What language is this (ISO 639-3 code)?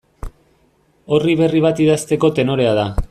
eus